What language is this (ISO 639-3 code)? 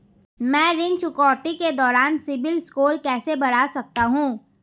hin